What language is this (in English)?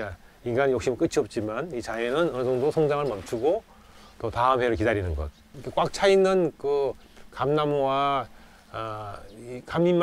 Korean